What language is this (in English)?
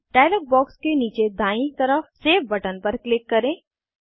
Hindi